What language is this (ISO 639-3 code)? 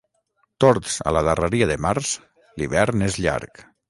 cat